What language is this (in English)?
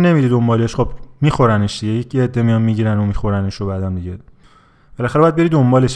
Persian